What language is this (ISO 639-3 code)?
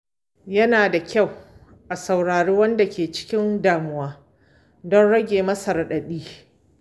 hau